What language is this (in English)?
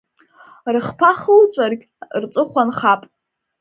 Abkhazian